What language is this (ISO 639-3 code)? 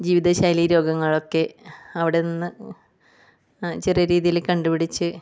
mal